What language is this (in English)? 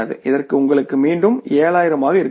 Tamil